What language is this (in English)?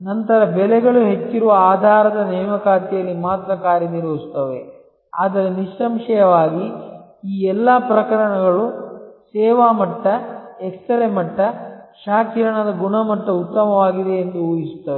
Kannada